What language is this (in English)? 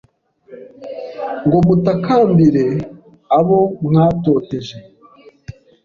Kinyarwanda